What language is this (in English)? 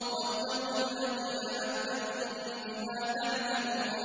Arabic